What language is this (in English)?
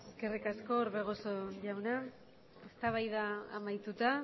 Basque